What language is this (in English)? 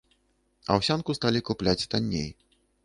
Belarusian